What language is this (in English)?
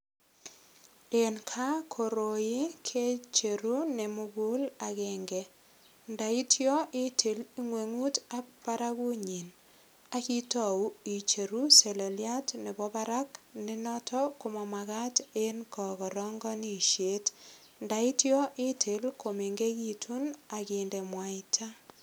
Kalenjin